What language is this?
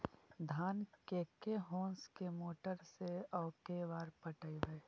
Magahi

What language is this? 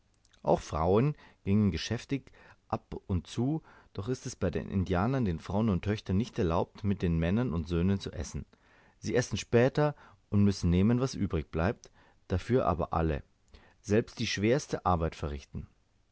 German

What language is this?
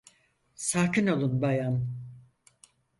Turkish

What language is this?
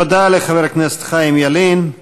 Hebrew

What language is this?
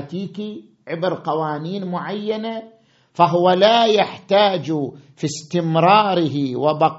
Arabic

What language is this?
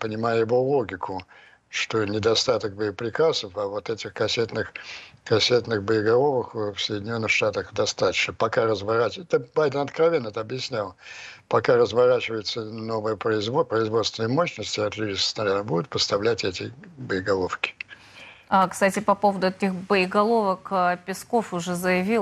Russian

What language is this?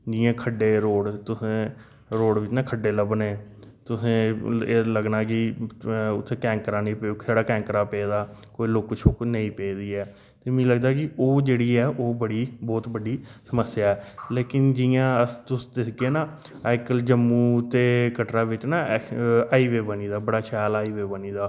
Dogri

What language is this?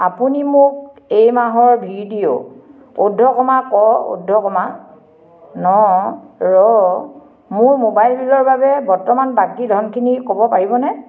Assamese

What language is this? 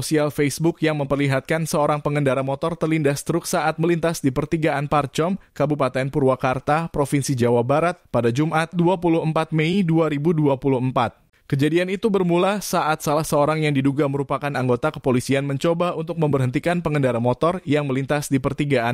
Indonesian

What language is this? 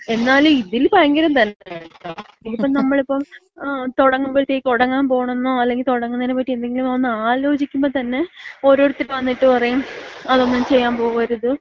Malayalam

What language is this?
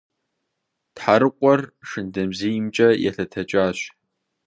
Kabardian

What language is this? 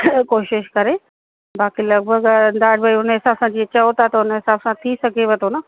Sindhi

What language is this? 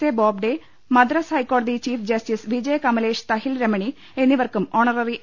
Malayalam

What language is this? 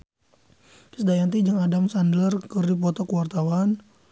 Sundanese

